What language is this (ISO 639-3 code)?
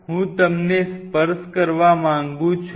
guj